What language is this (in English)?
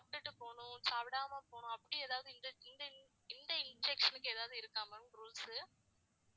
Tamil